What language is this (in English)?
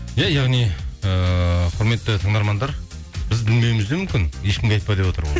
Kazakh